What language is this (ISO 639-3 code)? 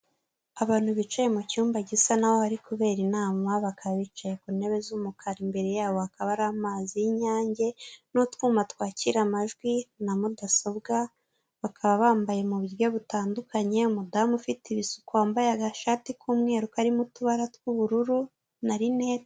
kin